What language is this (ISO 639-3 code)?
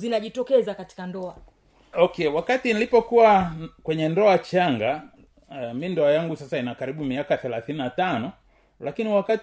swa